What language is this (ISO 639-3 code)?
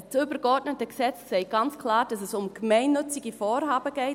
gsw